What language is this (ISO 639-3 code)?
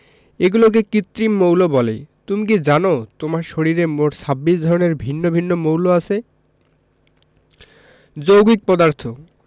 ben